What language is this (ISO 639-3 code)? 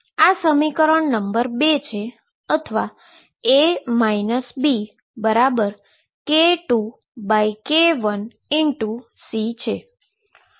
guj